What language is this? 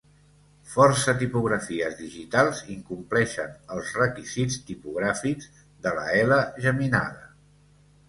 Catalan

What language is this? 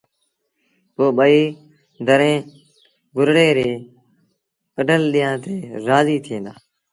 Sindhi Bhil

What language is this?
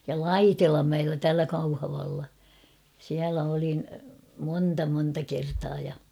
Finnish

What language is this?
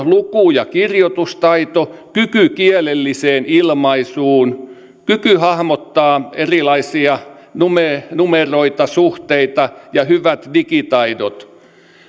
Finnish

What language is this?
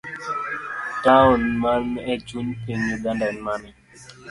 Luo (Kenya and Tanzania)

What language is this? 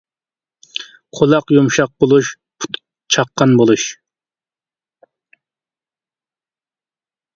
Uyghur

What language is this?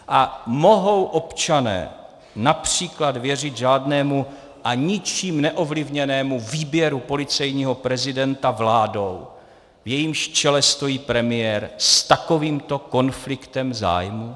Czech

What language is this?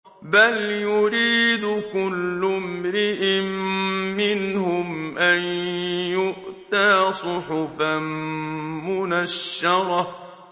Arabic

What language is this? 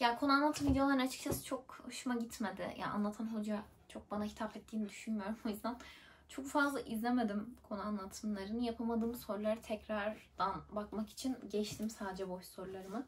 Turkish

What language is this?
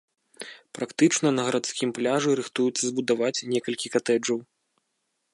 Belarusian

